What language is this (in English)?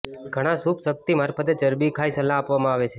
Gujarati